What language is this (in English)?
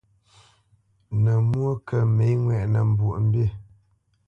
Bamenyam